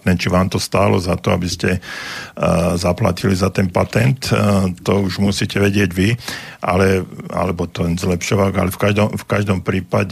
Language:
Slovak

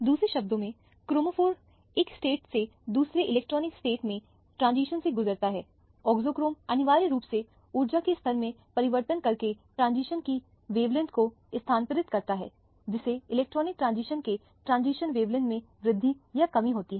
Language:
Hindi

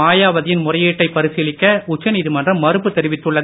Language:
Tamil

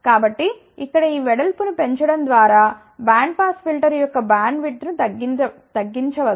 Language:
Telugu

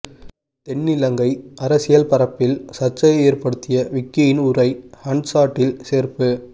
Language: Tamil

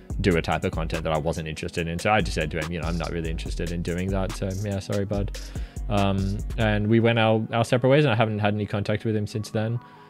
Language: English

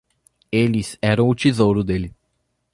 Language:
Portuguese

